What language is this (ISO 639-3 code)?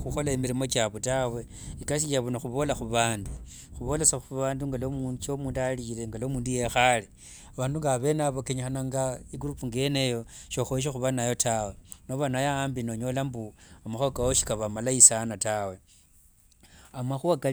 lwg